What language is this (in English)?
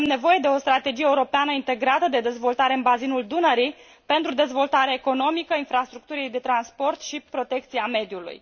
Romanian